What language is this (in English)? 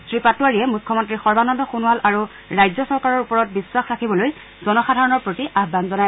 Assamese